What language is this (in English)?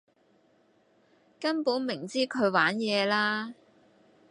Cantonese